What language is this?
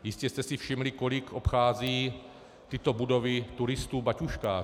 Czech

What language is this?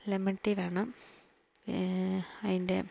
Malayalam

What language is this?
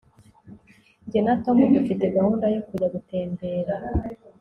Kinyarwanda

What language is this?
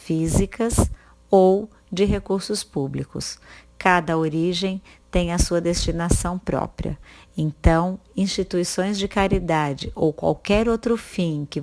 Portuguese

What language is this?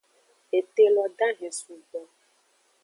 Aja (Benin)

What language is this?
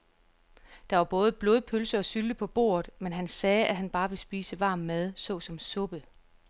Danish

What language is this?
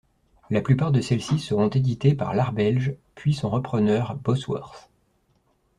French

